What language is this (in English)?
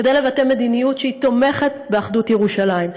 Hebrew